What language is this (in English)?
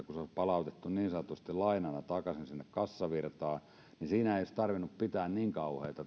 Finnish